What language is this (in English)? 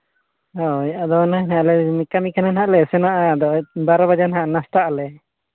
Santali